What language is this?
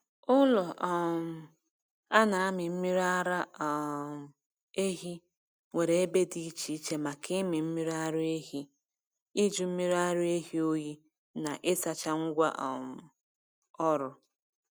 Igbo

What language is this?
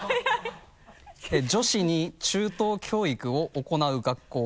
Japanese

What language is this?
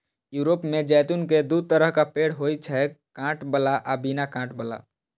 Maithili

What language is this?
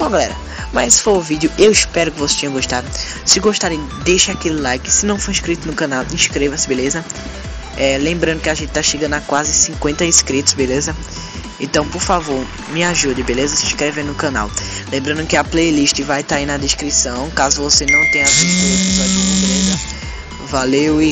Portuguese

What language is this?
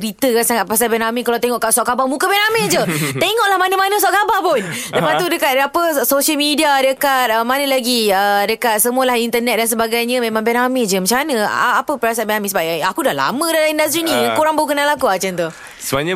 Malay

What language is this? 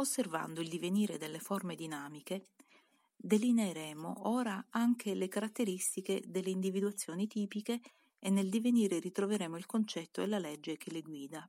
Italian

